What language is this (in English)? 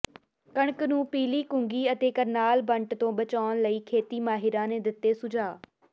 Punjabi